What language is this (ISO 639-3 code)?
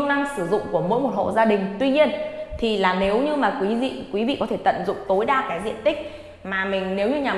vie